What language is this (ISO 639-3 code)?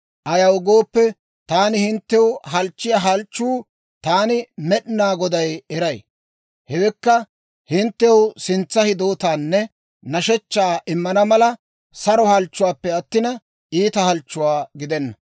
dwr